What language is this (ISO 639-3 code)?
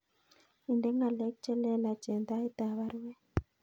kln